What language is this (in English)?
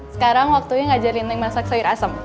Indonesian